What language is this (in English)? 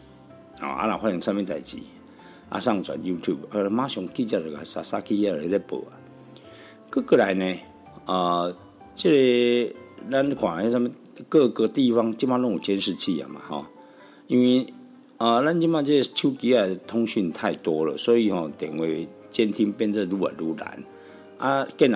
Chinese